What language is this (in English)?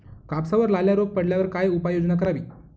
Marathi